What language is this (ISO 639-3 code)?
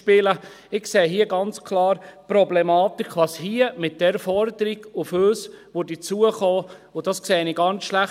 gsw